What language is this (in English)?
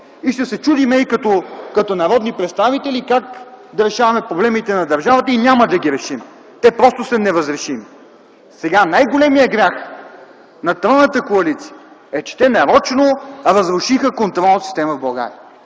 Bulgarian